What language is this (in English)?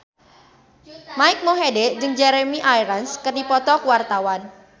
Sundanese